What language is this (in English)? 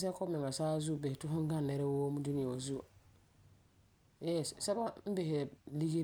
Frafra